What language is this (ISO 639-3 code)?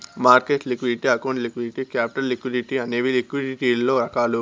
tel